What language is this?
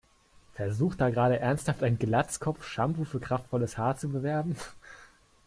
German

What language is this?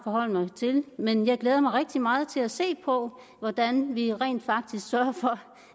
Danish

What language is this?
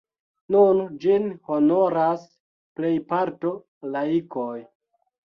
Esperanto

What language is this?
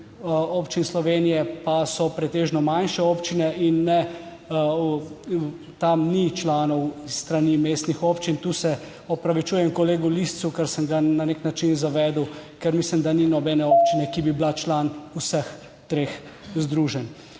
Slovenian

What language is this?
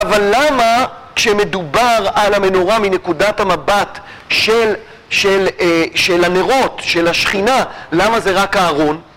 Hebrew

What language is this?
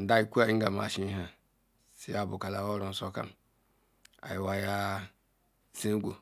Ikwere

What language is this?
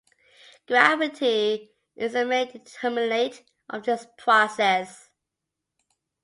English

